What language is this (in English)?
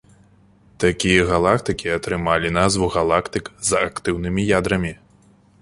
Belarusian